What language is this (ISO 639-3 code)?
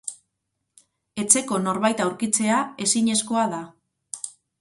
eus